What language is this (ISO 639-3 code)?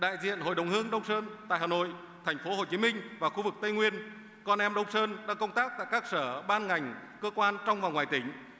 vie